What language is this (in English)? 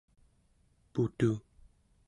Central Yupik